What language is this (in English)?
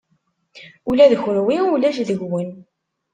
Kabyle